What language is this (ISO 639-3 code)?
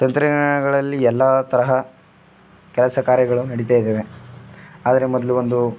kan